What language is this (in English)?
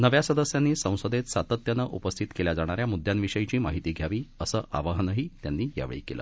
Marathi